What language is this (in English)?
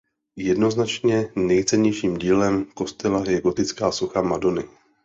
Czech